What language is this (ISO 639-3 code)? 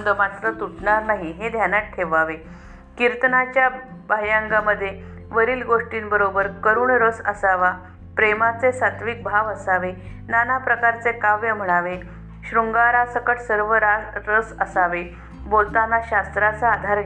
mar